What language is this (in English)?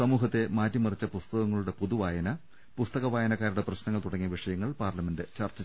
Malayalam